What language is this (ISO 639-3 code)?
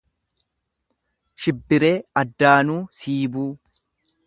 orm